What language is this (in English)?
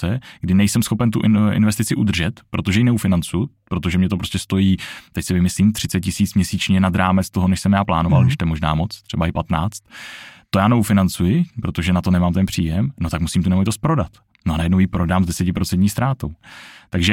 Czech